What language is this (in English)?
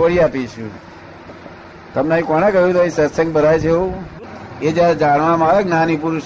Gujarati